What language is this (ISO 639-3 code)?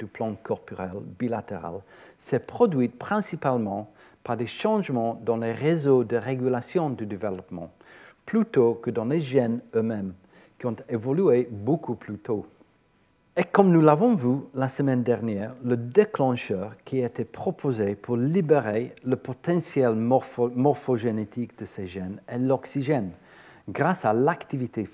fra